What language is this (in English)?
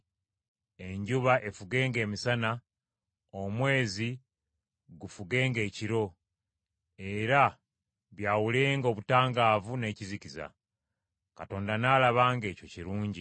Ganda